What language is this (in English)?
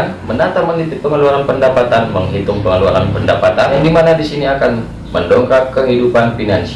Indonesian